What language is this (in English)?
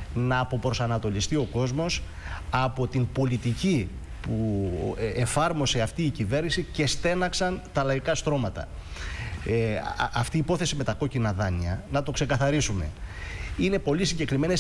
Greek